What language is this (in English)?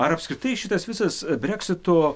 Lithuanian